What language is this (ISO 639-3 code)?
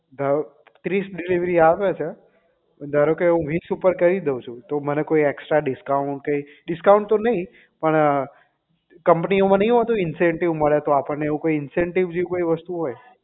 guj